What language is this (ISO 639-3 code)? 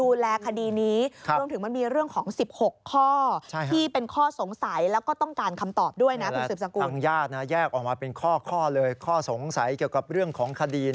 tha